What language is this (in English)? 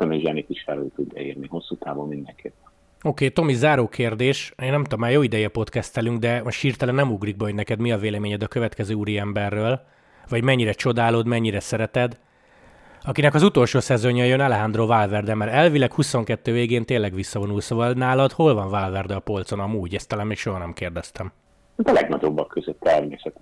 Hungarian